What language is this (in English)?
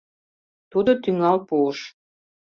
Mari